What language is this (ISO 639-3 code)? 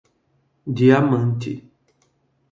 por